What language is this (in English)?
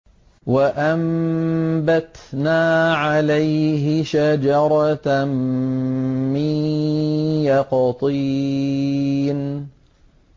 Arabic